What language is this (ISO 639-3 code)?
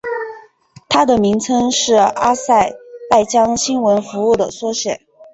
zho